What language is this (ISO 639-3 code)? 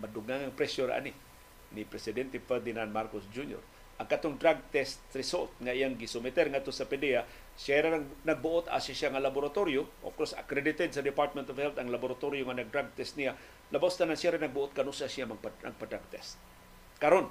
fil